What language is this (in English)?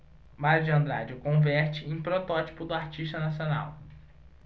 Portuguese